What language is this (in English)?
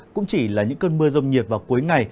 Vietnamese